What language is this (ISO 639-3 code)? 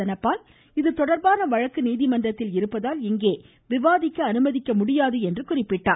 tam